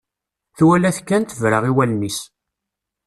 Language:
Kabyle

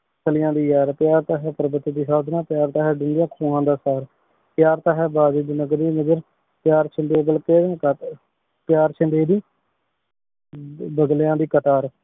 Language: Punjabi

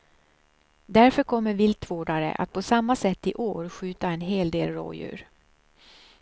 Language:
Swedish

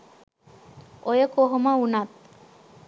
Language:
Sinhala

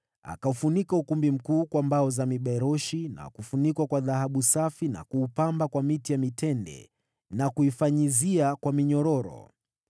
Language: Swahili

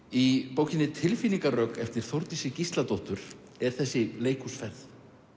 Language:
Icelandic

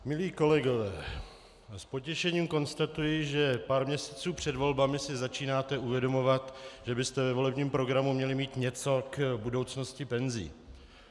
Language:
Czech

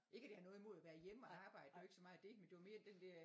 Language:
Danish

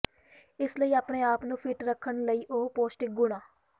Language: Punjabi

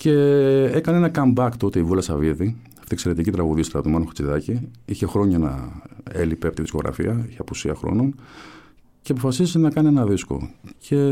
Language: Greek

